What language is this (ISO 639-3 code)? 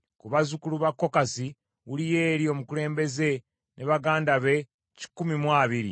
lug